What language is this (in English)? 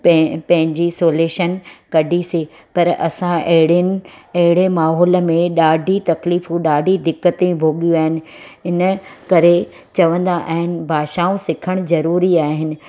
Sindhi